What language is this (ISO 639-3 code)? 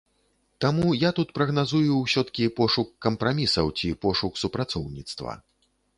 bel